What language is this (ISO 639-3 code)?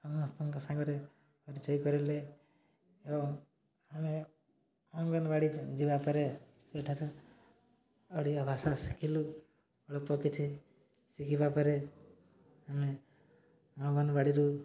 ori